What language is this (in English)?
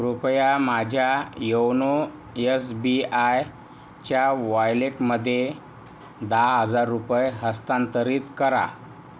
Marathi